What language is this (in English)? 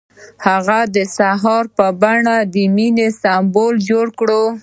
Pashto